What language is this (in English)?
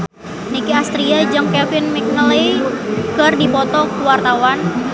Sundanese